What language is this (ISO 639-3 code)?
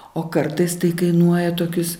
lit